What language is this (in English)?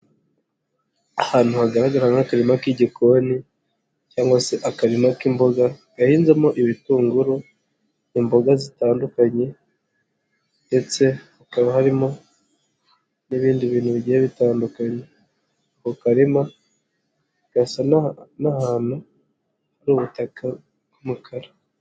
Kinyarwanda